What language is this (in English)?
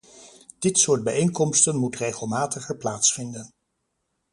Dutch